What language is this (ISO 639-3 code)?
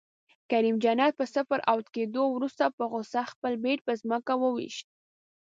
pus